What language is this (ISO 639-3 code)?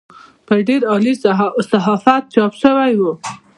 pus